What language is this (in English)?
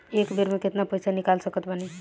Bhojpuri